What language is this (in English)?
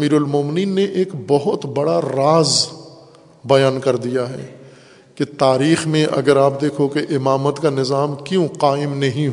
Urdu